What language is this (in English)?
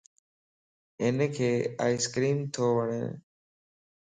Lasi